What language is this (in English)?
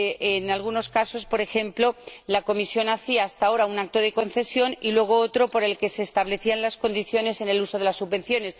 Spanish